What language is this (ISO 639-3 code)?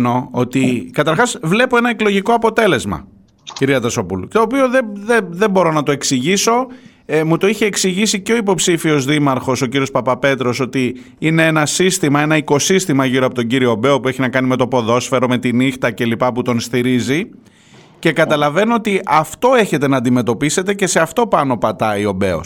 ell